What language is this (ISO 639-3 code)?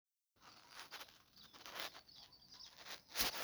som